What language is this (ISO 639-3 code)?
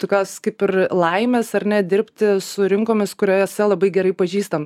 lit